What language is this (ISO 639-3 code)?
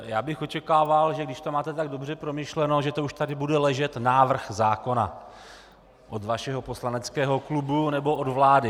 ces